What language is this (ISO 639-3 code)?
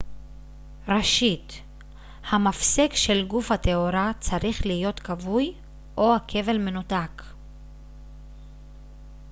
heb